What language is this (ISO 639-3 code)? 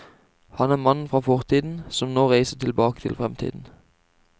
nor